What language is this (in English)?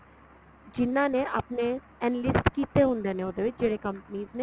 Punjabi